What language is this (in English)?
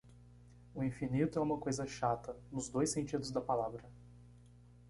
Portuguese